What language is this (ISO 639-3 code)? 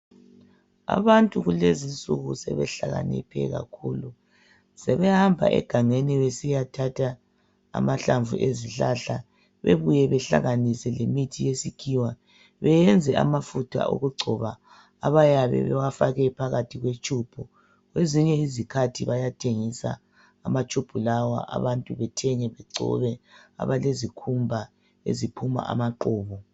nde